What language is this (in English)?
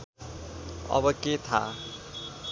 Nepali